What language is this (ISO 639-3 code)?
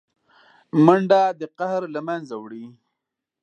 pus